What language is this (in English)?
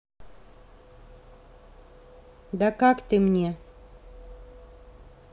Russian